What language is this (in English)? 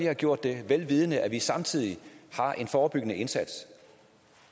Danish